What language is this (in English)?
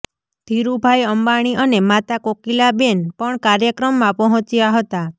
Gujarati